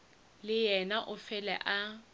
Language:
Northern Sotho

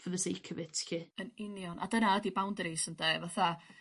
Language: Welsh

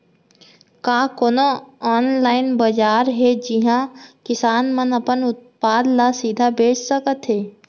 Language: Chhattisgarhi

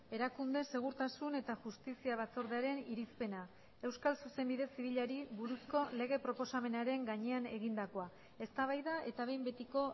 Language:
Basque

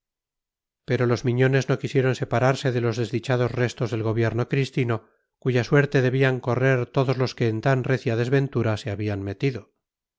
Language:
Spanish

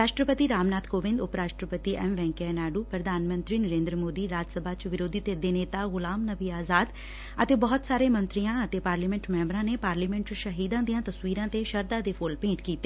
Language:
Punjabi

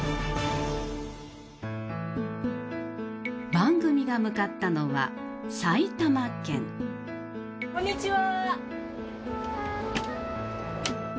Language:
Japanese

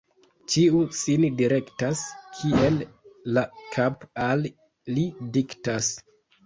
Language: Esperanto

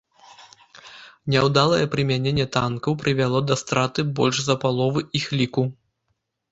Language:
Belarusian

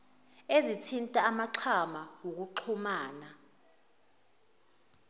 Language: Zulu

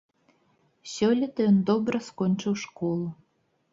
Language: Belarusian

